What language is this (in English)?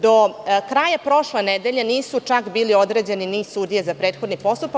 Serbian